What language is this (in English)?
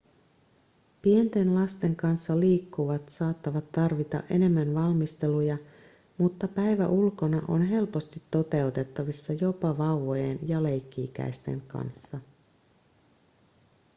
Finnish